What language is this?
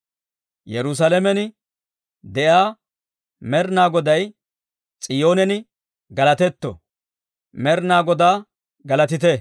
Dawro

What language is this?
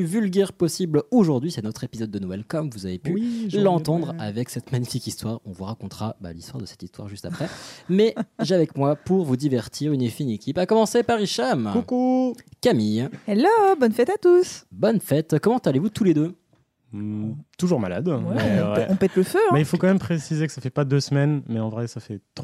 French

